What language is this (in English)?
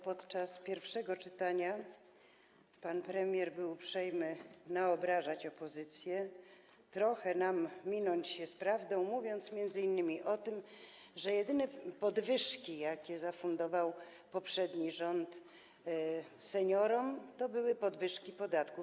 Polish